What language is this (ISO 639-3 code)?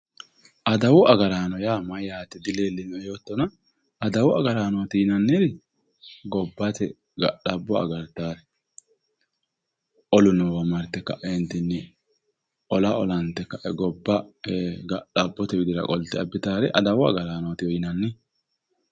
sid